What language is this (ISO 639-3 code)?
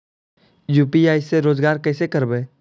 mag